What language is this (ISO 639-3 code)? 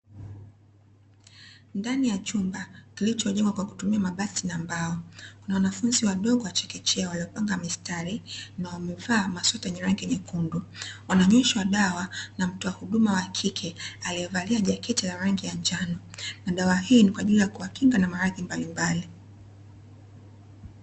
swa